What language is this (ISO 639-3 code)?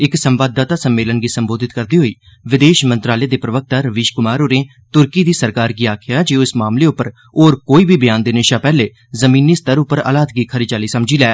doi